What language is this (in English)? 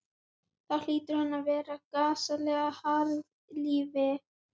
Icelandic